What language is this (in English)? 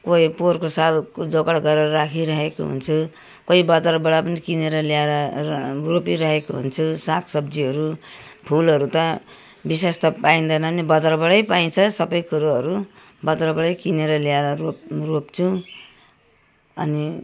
Nepali